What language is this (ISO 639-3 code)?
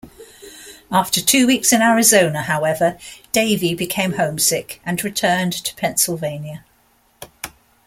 eng